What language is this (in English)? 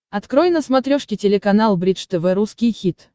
Russian